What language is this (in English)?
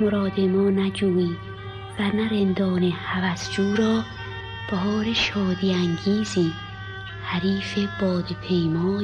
Persian